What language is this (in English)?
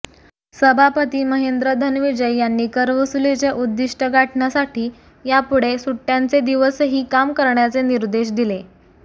Marathi